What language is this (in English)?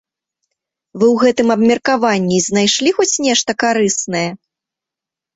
Belarusian